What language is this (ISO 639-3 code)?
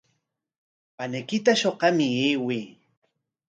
qwa